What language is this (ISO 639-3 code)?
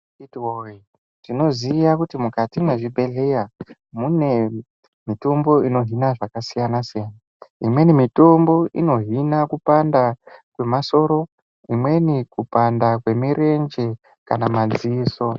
ndc